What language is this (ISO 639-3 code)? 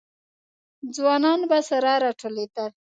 pus